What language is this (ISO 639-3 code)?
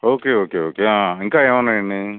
tel